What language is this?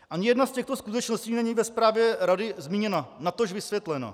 Czech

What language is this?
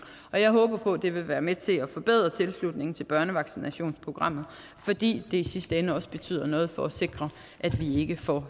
Danish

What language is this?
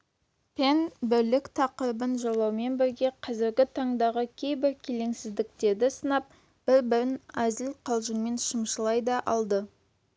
Kazakh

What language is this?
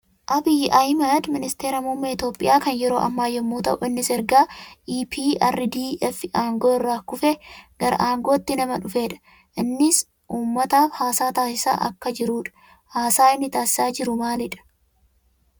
Oromo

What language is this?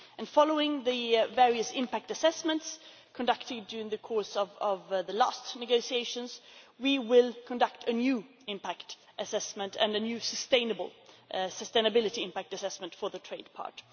English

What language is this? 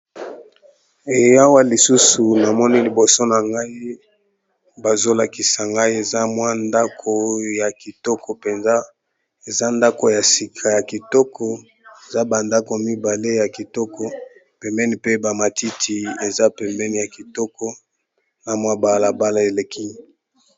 Lingala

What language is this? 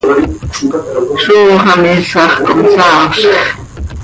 Seri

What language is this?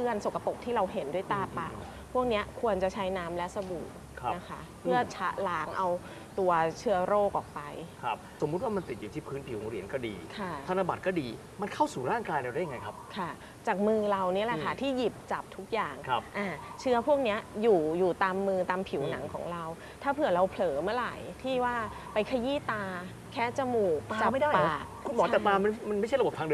Thai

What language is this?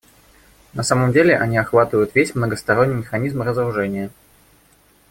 Russian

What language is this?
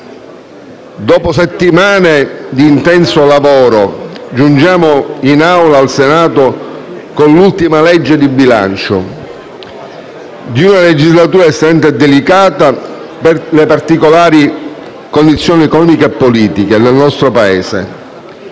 Italian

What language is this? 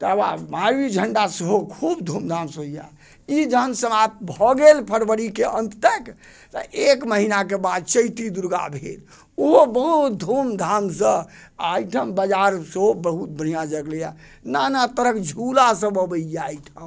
Maithili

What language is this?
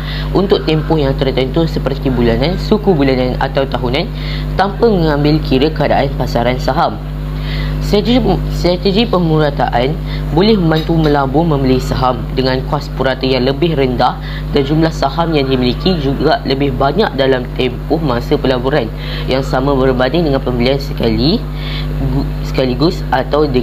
Malay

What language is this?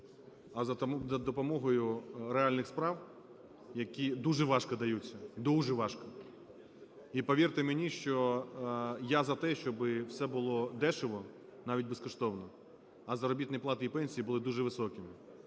Ukrainian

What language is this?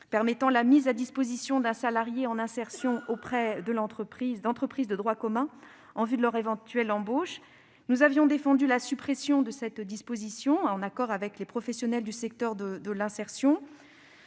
French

